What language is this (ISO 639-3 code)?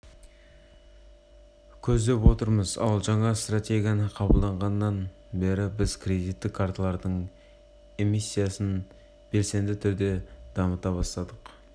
kaz